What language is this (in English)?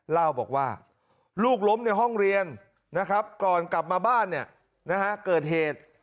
Thai